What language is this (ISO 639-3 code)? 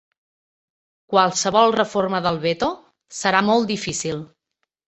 cat